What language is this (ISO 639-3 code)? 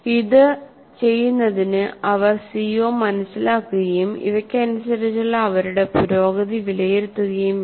mal